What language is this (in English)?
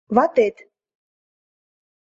Mari